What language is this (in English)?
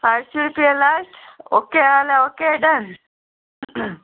Konkani